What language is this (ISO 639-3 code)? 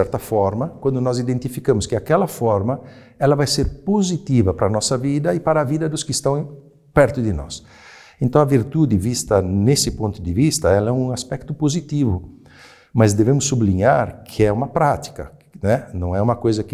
por